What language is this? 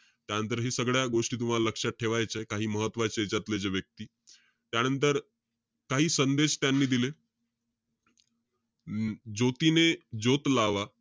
Marathi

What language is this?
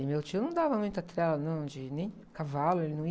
Portuguese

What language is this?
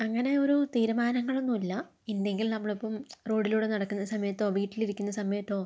Malayalam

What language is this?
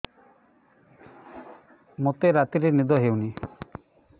Odia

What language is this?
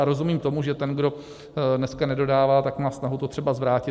Czech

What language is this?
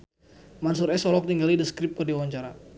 Sundanese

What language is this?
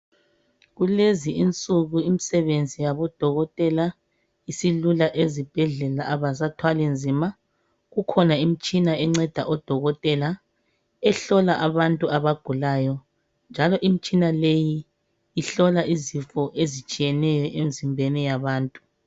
North Ndebele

